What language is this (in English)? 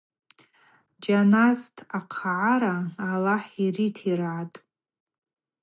Abaza